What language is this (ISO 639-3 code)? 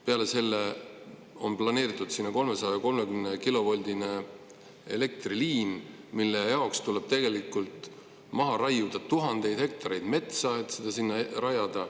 est